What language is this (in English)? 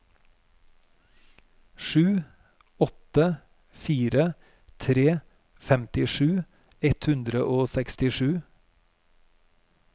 Norwegian